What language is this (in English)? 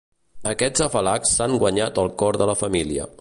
Catalan